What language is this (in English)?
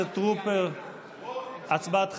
Hebrew